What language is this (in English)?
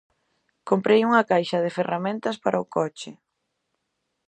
Galician